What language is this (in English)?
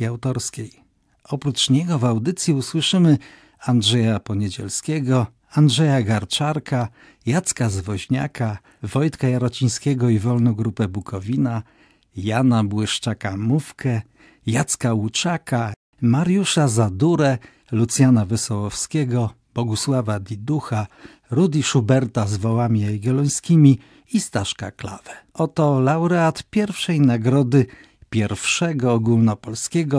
Polish